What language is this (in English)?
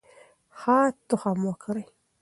Pashto